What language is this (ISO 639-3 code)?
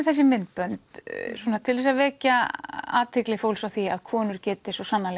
isl